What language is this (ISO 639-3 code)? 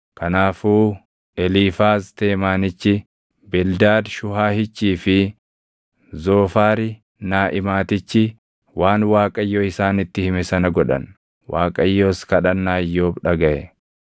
orm